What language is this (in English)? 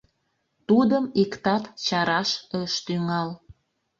Mari